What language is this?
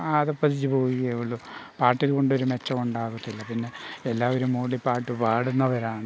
Malayalam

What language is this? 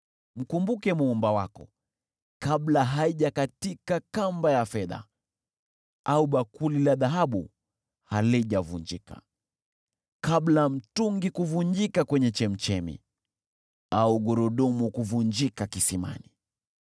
Swahili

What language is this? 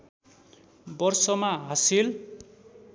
Nepali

